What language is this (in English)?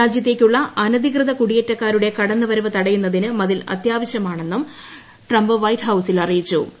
Malayalam